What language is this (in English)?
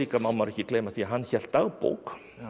Icelandic